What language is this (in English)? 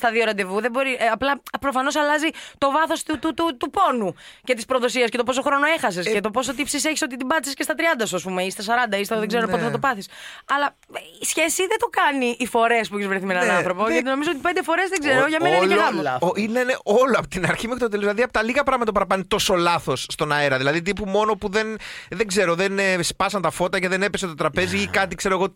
Greek